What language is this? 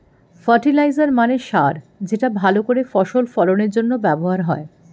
Bangla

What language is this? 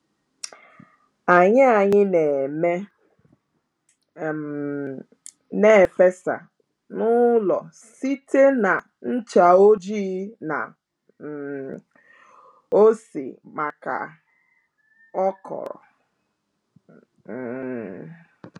Igbo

